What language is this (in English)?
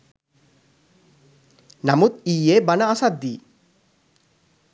Sinhala